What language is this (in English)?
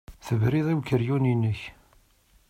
Kabyle